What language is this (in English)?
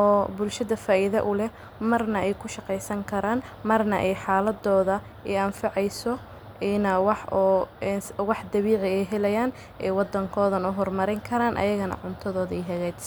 Somali